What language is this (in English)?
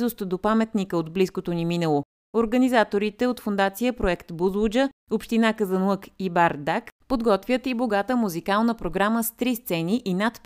Bulgarian